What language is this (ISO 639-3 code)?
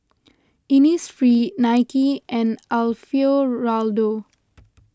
eng